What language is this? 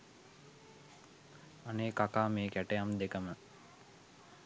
Sinhala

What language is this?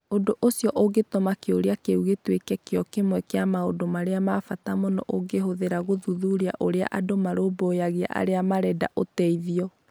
Kikuyu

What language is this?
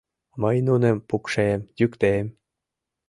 Mari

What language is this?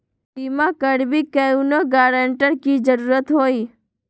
Magahi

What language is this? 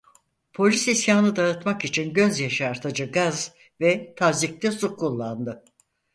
Turkish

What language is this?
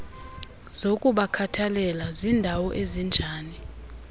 Xhosa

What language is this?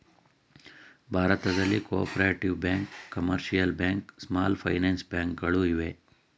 Kannada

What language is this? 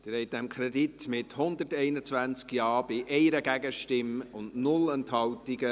Swiss German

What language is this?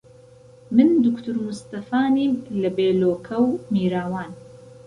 Central Kurdish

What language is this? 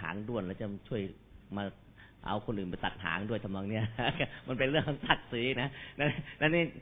Thai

